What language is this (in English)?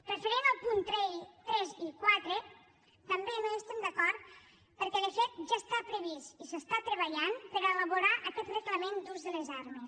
Catalan